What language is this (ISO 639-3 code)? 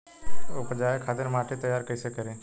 bho